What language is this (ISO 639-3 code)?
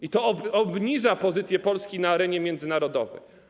pol